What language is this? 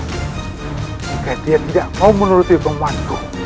Indonesian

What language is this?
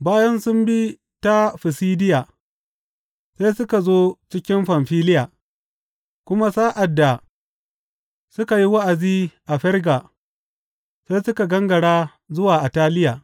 Hausa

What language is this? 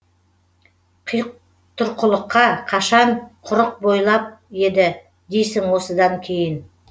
Kazakh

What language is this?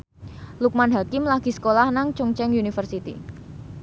Javanese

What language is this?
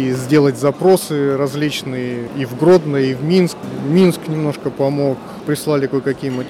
Russian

